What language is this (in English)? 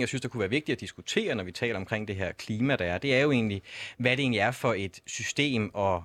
Danish